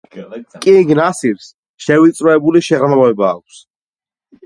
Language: Georgian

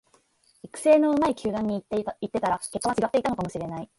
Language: Japanese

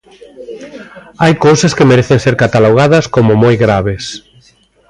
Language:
Galician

